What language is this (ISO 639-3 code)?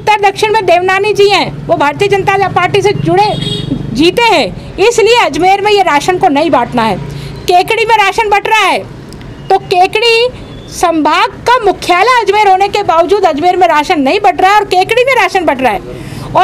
hin